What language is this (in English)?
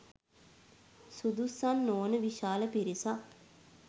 Sinhala